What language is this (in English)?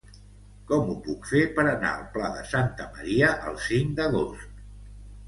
Catalan